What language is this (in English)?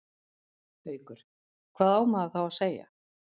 Icelandic